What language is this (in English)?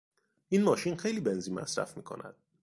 Persian